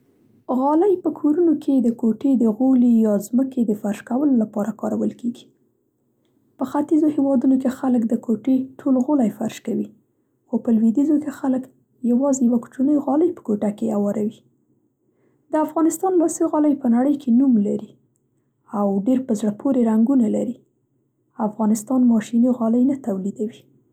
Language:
Central Pashto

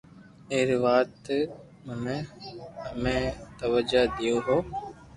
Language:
Loarki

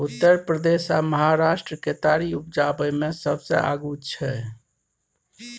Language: Maithili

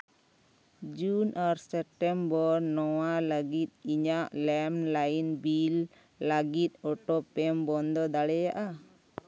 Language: Santali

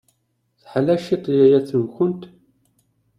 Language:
Kabyle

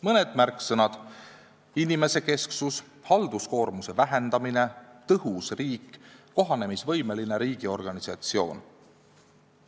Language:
Estonian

